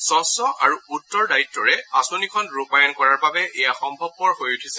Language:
Assamese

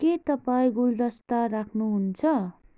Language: Nepali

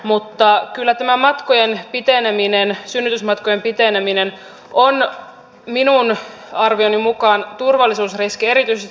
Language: Finnish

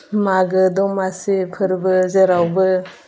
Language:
Bodo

